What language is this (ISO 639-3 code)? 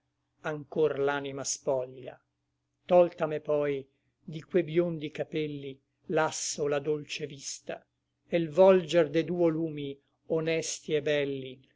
ita